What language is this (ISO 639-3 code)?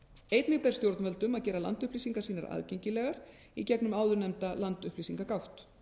isl